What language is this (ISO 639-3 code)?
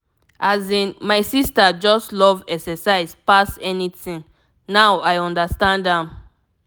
pcm